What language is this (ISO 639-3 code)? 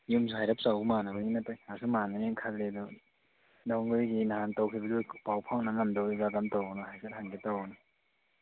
mni